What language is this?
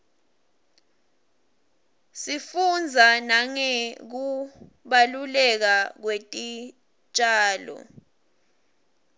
Swati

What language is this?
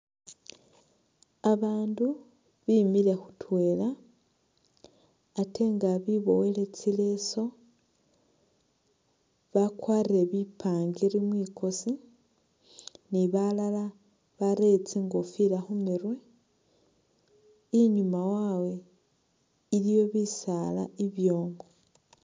Masaaba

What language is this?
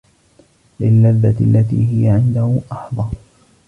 Arabic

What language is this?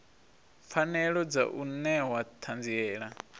Venda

